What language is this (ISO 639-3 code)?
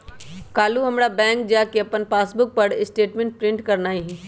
mag